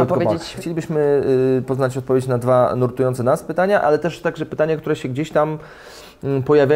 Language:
Polish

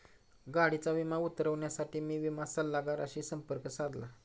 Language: Marathi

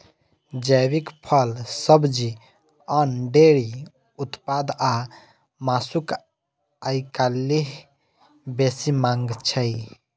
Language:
Maithili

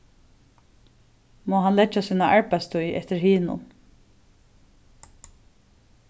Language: Faroese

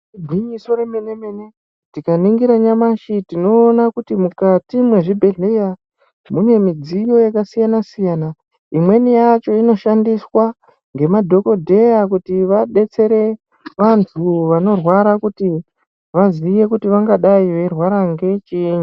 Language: Ndau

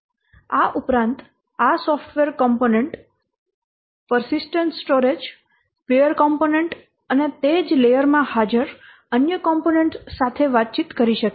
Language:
Gujarati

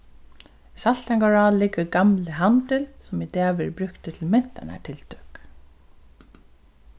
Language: Faroese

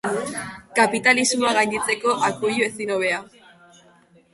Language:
Basque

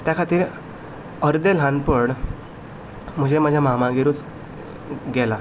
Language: Konkani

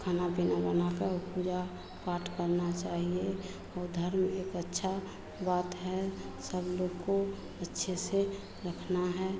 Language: Hindi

